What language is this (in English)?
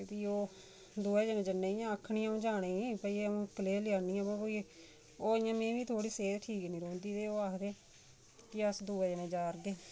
Dogri